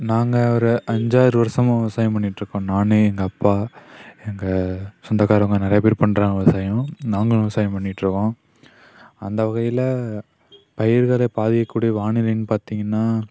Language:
Tamil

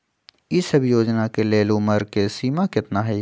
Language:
Magahi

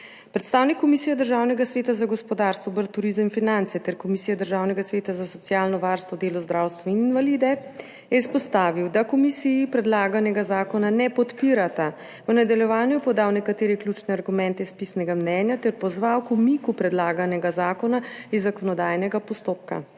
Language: Slovenian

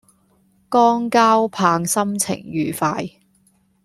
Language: Cantonese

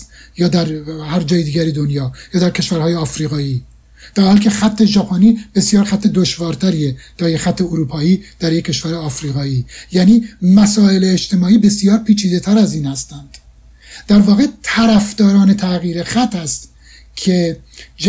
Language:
Persian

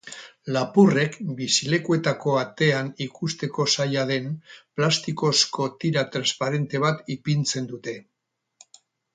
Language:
Basque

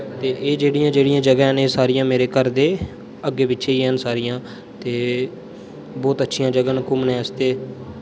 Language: Dogri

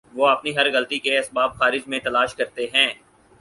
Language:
Urdu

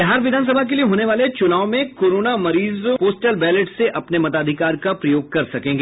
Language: Hindi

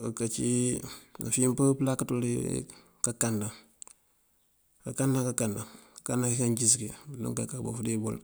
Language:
Mandjak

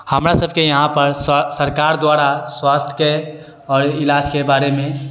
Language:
Maithili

